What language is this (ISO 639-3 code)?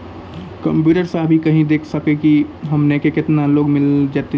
mai